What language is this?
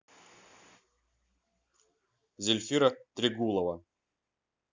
Russian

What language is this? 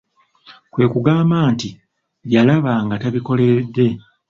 Ganda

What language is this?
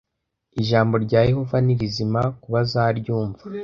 Kinyarwanda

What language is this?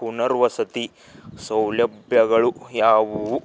Kannada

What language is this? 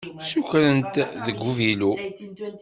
Kabyle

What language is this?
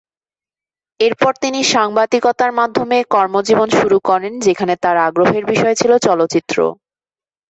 Bangla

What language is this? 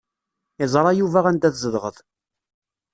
Kabyle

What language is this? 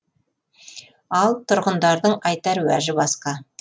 Kazakh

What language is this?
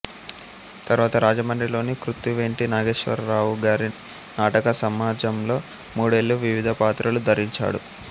Telugu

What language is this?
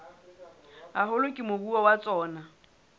Southern Sotho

